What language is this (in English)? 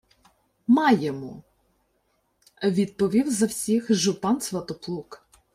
Ukrainian